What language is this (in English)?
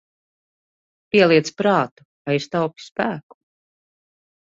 Latvian